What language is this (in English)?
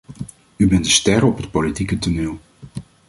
Dutch